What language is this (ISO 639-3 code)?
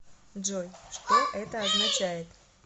rus